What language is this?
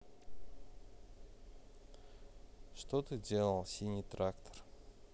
Russian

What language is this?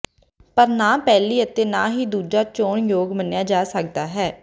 Punjabi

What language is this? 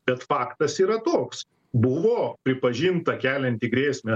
Lithuanian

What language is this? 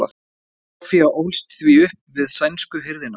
Icelandic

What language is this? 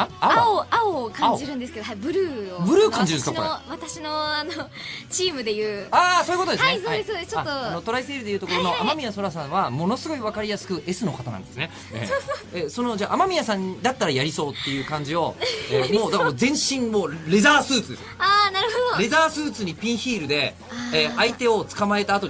Japanese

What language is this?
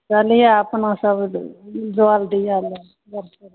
Maithili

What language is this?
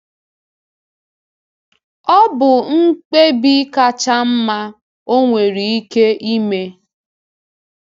Igbo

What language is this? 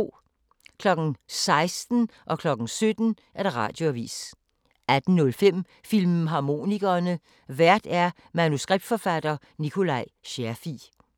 Danish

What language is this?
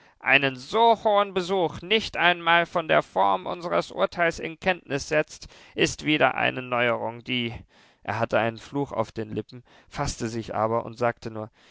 German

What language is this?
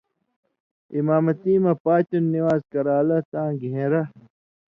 Indus Kohistani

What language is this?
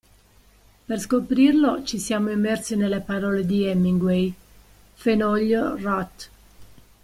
Italian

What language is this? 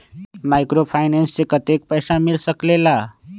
Magahi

